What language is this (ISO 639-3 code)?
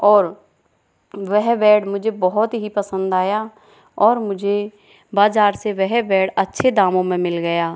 hin